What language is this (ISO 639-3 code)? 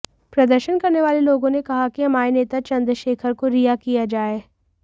hin